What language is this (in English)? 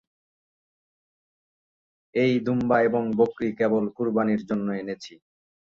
Bangla